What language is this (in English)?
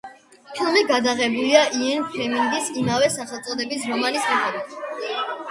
Georgian